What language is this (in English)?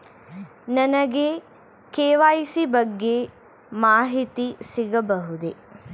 Kannada